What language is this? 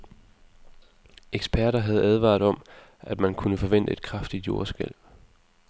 Danish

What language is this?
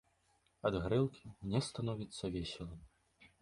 Belarusian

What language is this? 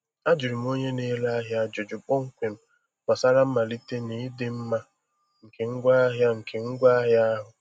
Igbo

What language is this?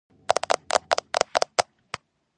Georgian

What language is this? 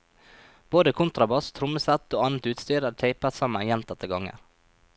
Norwegian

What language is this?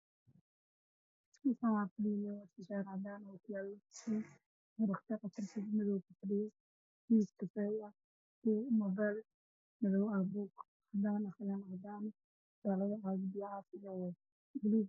Somali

